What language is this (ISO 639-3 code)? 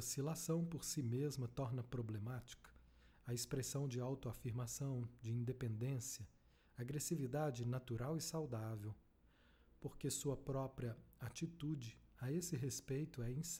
por